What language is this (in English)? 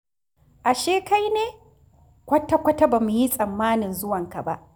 Hausa